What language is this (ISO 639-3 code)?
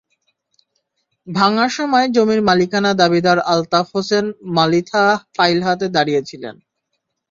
ben